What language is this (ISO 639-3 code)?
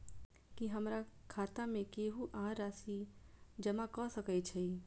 mai